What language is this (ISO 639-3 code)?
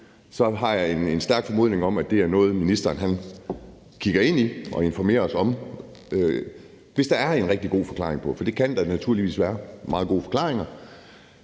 dan